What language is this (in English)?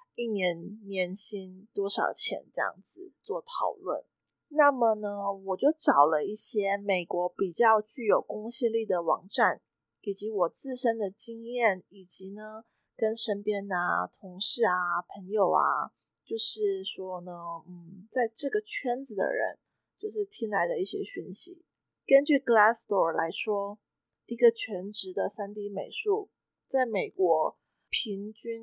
Chinese